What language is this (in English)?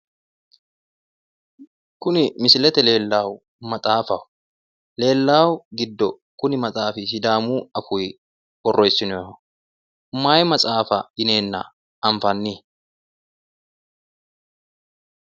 Sidamo